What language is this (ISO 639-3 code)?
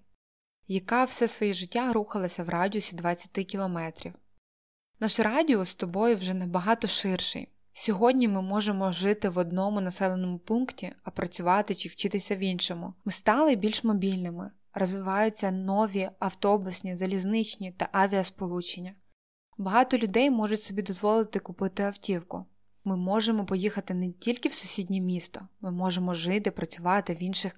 ukr